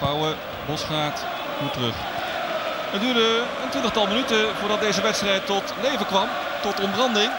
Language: Dutch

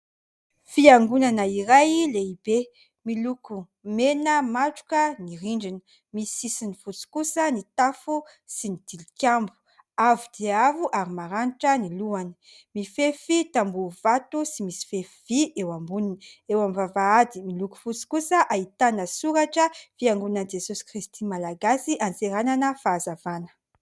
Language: Malagasy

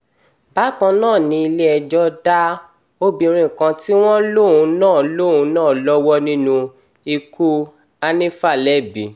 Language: Yoruba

